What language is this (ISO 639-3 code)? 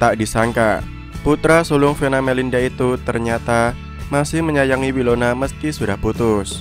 ind